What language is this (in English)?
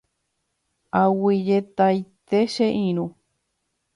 Guarani